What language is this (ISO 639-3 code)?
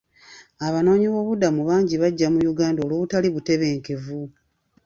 lug